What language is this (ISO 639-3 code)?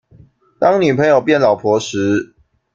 zho